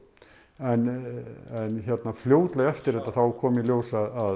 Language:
Icelandic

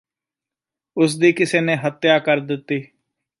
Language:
Punjabi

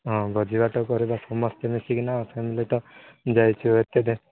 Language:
Odia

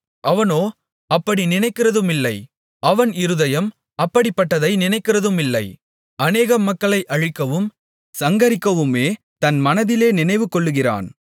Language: Tamil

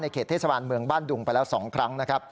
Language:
Thai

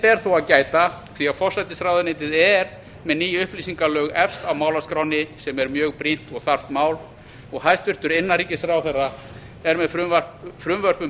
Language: Icelandic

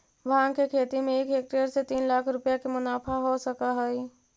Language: Magahi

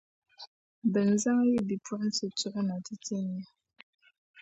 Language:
Dagbani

